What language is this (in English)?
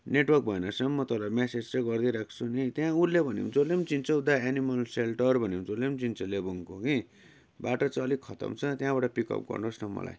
Nepali